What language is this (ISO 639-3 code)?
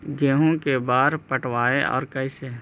mag